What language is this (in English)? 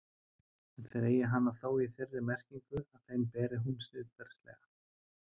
Icelandic